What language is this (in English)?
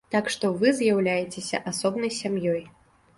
Belarusian